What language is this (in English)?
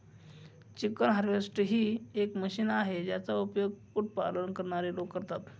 Marathi